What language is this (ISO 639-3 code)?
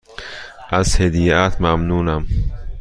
fas